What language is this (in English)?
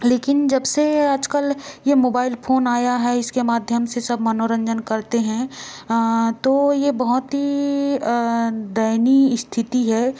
Hindi